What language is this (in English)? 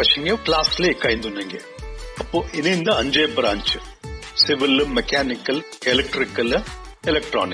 Kannada